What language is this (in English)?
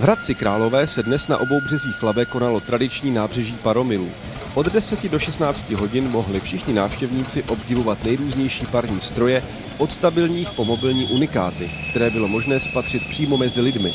Czech